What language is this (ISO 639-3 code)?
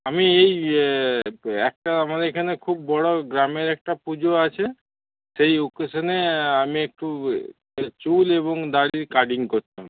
ben